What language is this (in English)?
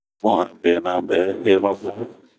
Bomu